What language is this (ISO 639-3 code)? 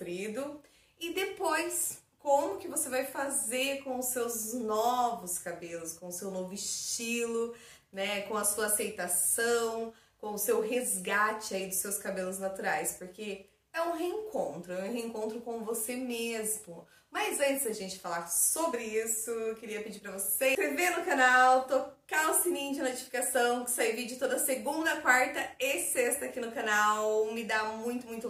por